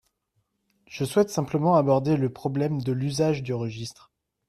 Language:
French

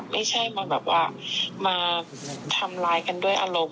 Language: Thai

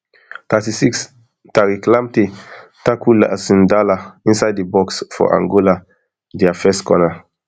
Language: Nigerian Pidgin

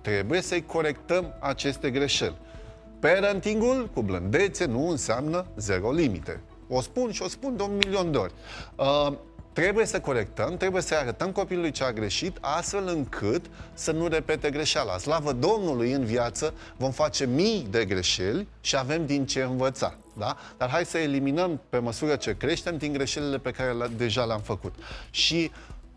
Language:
Romanian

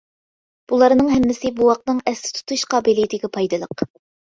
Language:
Uyghur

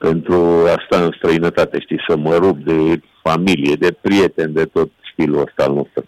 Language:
Romanian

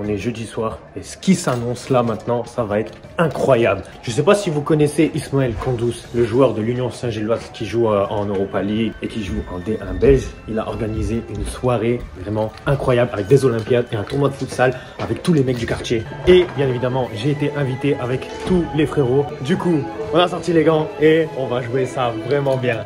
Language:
French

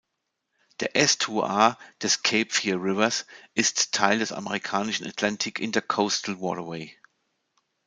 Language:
German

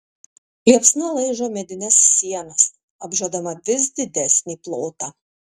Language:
Lithuanian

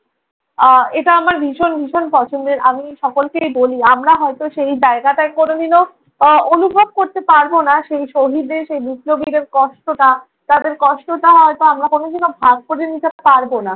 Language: Bangla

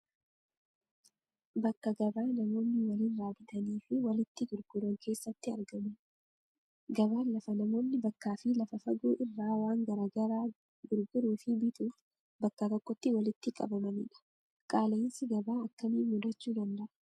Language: Oromo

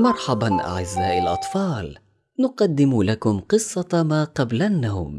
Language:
Arabic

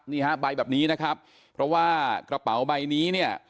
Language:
Thai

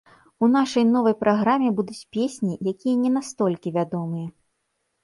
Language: Belarusian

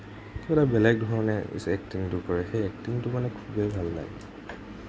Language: Assamese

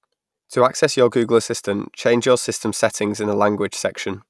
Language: English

